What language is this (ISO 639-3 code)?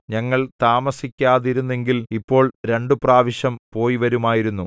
mal